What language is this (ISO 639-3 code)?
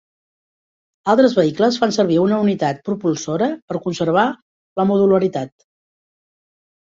cat